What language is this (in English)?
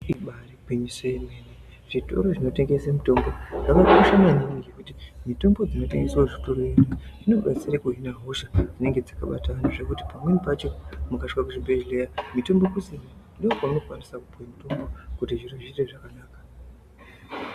Ndau